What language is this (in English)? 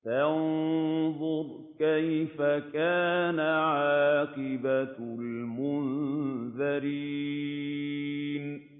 Arabic